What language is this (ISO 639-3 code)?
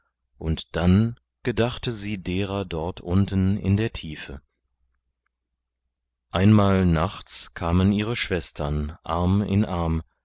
deu